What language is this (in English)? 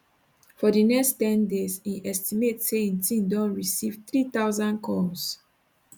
Nigerian Pidgin